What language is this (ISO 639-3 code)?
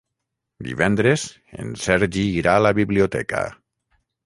cat